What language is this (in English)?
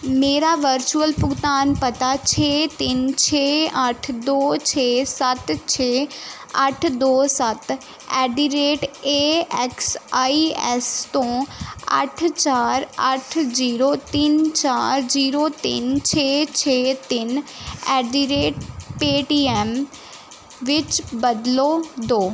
Punjabi